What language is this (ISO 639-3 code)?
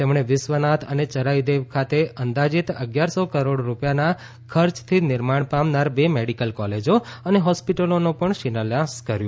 guj